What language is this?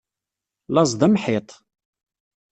Kabyle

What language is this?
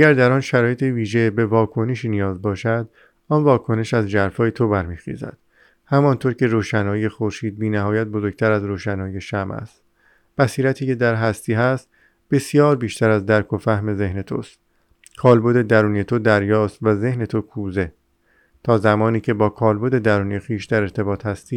Persian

